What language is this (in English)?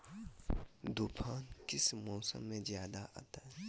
Magahi